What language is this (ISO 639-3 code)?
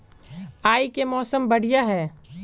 mag